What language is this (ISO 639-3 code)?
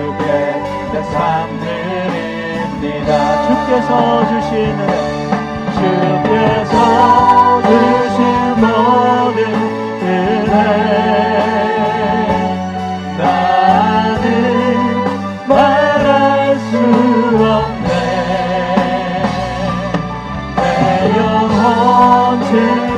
kor